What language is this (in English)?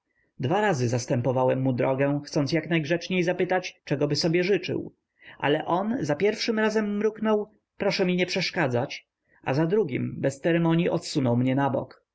Polish